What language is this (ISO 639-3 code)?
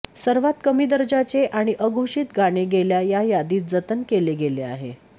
mar